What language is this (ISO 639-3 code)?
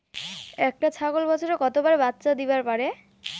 ben